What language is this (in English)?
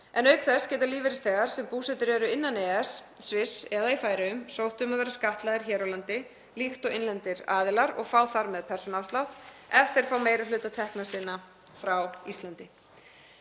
Icelandic